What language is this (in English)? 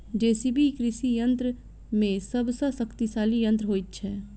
Maithili